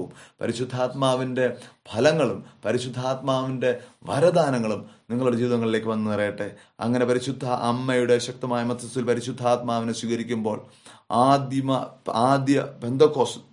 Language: Malayalam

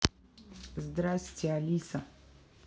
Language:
Russian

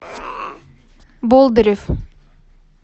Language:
Russian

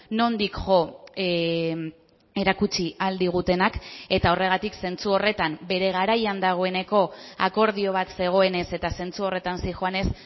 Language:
Basque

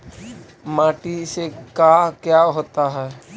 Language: Magahi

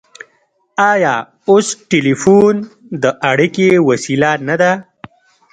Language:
Pashto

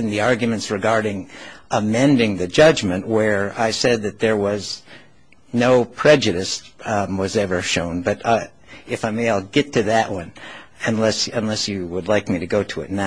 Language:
English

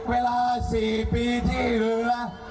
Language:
Thai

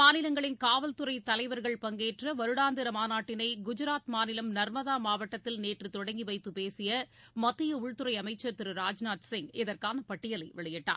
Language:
Tamil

